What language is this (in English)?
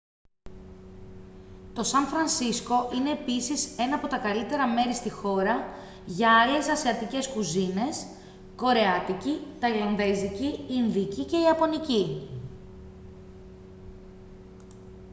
Greek